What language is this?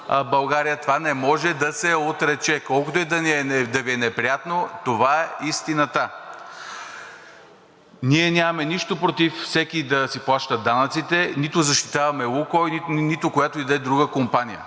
Bulgarian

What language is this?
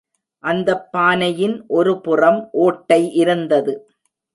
Tamil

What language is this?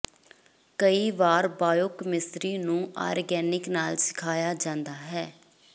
Punjabi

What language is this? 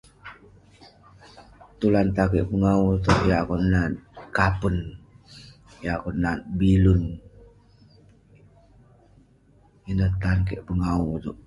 Western Penan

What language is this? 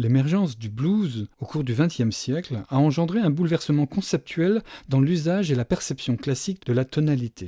French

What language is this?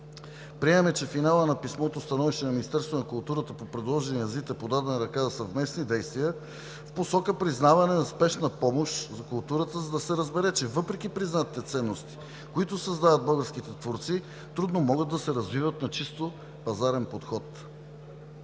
Bulgarian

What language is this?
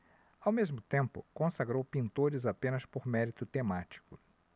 Portuguese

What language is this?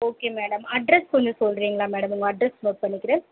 Tamil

